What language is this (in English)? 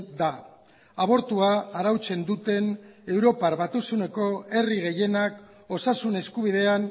Basque